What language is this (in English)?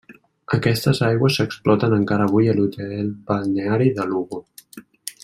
Catalan